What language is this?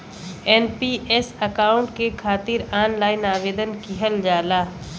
Bhojpuri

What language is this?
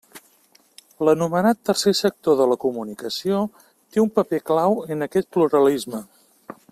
Catalan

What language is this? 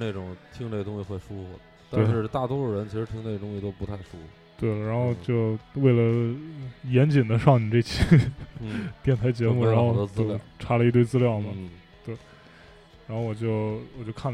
Chinese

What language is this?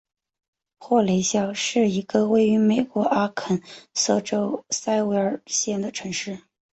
Chinese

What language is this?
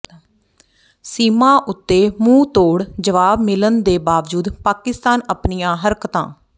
Punjabi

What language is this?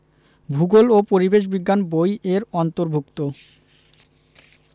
Bangla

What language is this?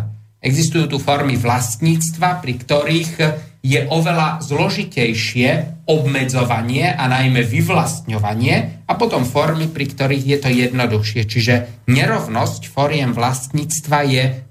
Slovak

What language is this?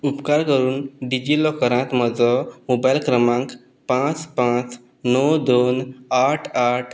Konkani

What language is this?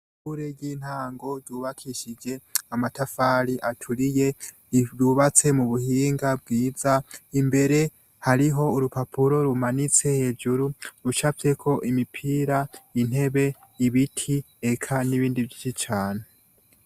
Rundi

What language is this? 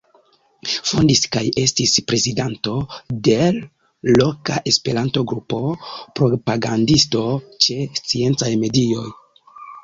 Esperanto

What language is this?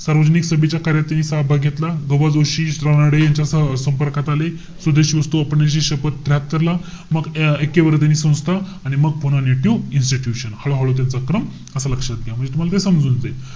Marathi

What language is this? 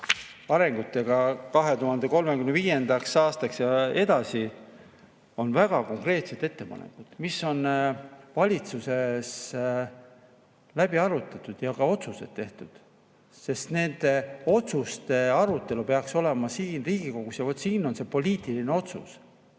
Estonian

